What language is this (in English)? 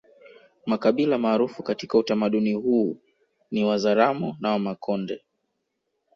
Swahili